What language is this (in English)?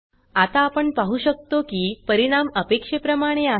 Marathi